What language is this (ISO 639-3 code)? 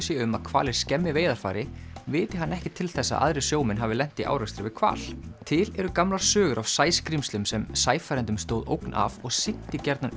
isl